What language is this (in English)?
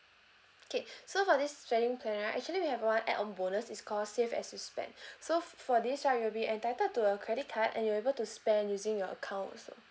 English